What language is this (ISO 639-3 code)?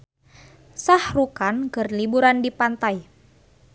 sun